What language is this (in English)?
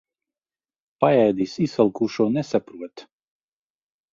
Latvian